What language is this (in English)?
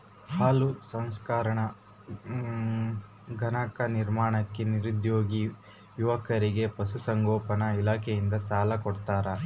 Kannada